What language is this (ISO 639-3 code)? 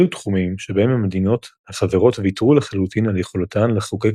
heb